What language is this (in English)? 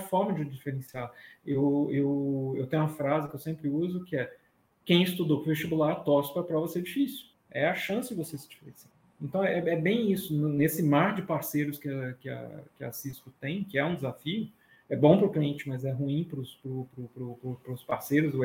Portuguese